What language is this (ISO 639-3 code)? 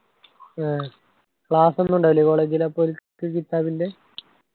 mal